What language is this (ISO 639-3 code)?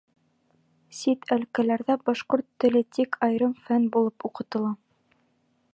bak